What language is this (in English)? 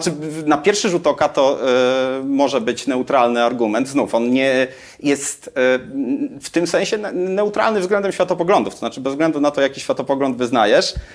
Polish